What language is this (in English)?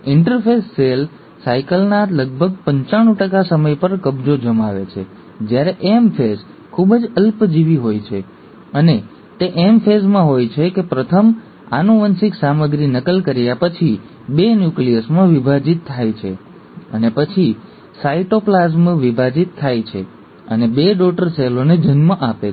Gujarati